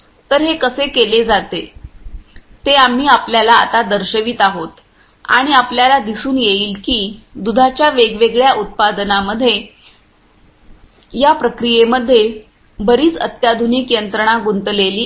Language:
Marathi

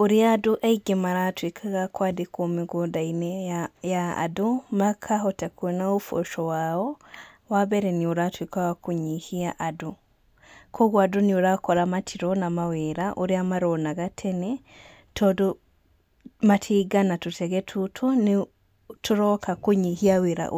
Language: Kikuyu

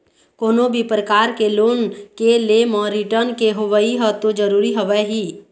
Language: Chhattisgarhi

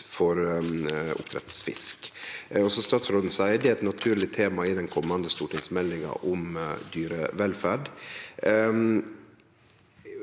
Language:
Norwegian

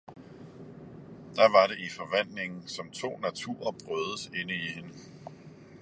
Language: Danish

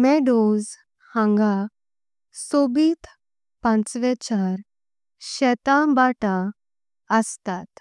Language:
Konkani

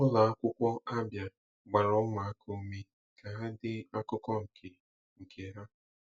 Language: Igbo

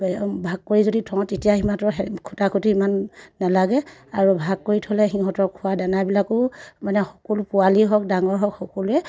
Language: Assamese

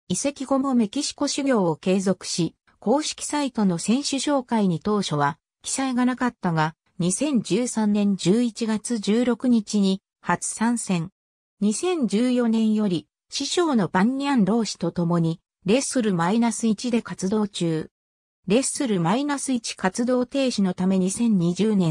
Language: Japanese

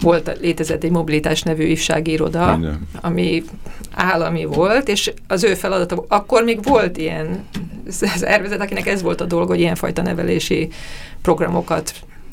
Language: Hungarian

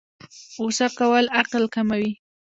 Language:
Pashto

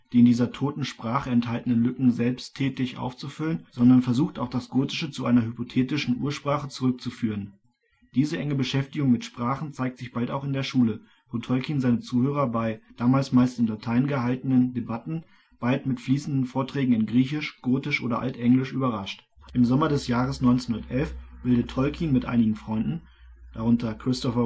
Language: German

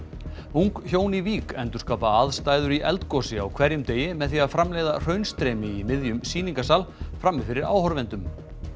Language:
Icelandic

